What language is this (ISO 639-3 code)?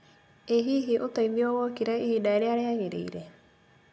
kik